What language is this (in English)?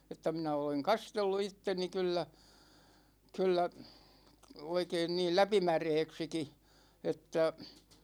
Finnish